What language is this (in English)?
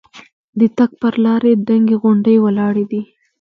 Pashto